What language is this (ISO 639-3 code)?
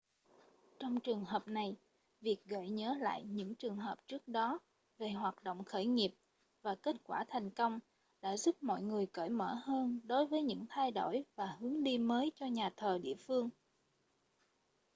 vie